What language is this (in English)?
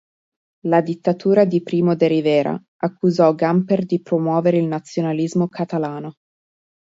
Italian